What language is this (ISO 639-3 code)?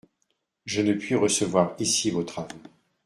fra